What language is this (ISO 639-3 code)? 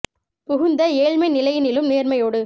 tam